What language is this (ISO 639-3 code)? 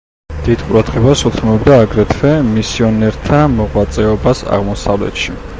kat